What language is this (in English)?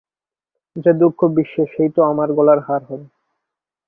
Bangla